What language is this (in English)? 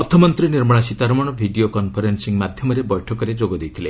Odia